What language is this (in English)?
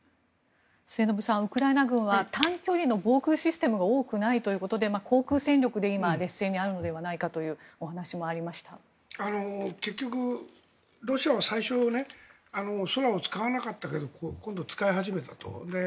Japanese